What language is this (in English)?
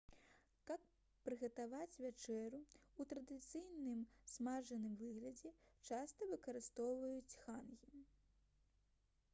Belarusian